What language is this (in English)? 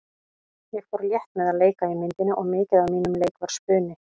Icelandic